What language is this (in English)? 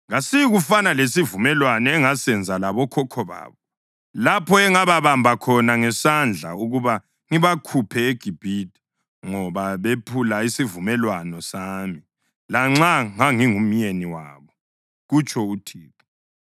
North Ndebele